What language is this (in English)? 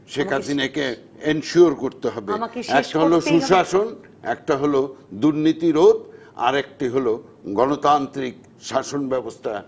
Bangla